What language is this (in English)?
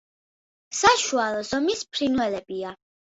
Georgian